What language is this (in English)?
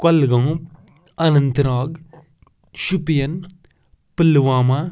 Kashmiri